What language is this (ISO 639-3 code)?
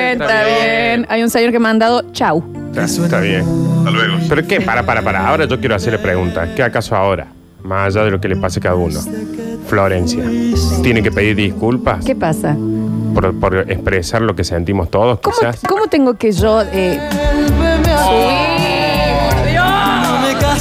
spa